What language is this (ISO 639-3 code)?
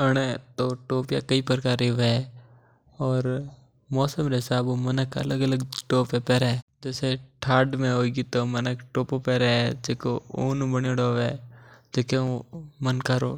mtr